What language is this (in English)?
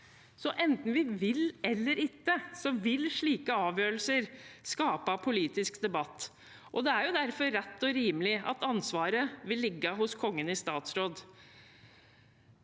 Norwegian